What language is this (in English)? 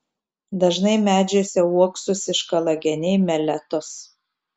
Lithuanian